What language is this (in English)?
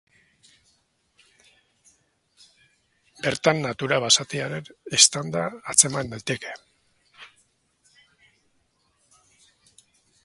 Basque